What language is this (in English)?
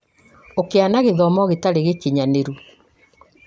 Kikuyu